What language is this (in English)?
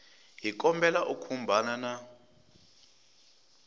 Tsonga